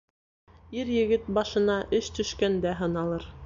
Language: Bashkir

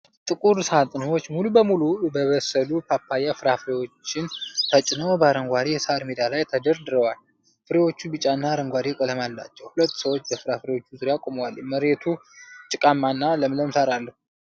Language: Amharic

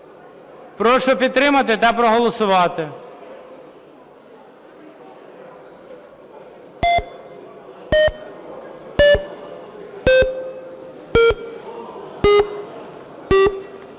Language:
Ukrainian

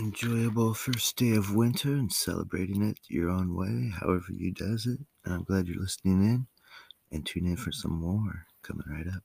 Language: English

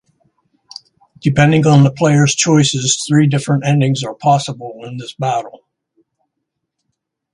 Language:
English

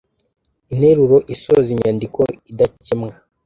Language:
Kinyarwanda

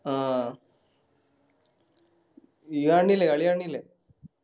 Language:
Malayalam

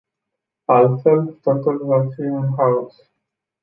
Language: Romanian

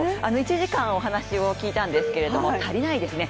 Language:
Japanese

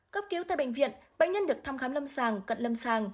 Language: Vietnamese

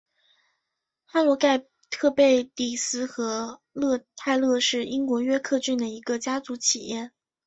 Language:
Chinese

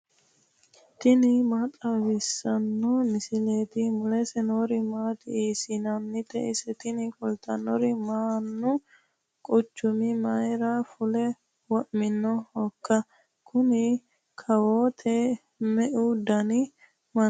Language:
Sidamo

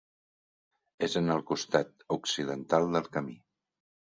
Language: Catalan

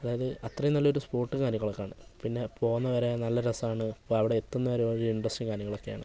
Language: Malayalam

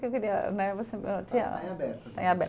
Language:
Portuguese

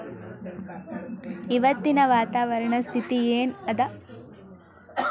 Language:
Kannada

